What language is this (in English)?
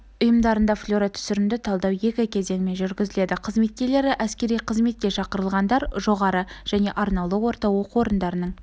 Kazakh